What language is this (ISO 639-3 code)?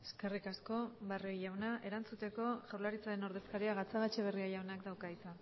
eus